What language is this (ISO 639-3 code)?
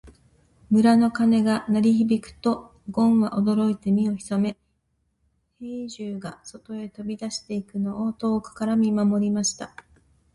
jpn